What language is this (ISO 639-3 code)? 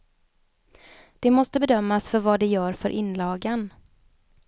swe